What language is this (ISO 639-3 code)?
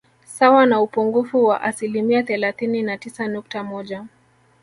swa